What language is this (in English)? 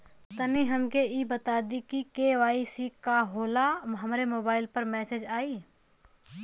Bhojpuri